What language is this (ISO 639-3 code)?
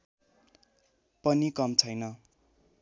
nep